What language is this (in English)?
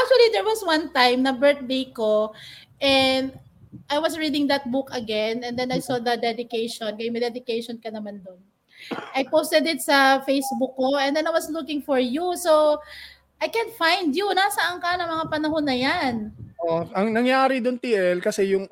Filipino